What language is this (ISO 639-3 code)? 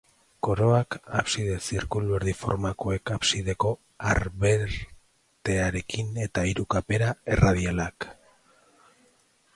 eus